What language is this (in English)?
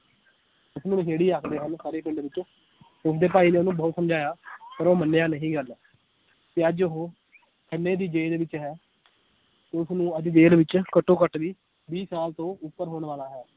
Punjabi